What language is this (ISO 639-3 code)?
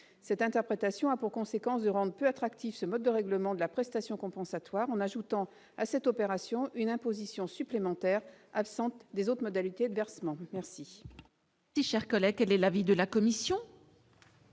fra